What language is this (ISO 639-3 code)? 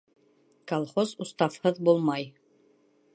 bak